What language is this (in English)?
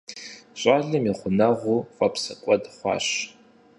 Kabardian